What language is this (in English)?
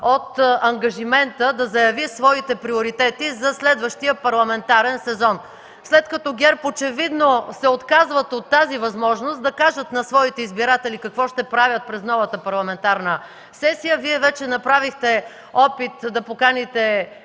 Bulgarian